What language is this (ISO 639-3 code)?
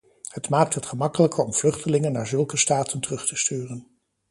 nld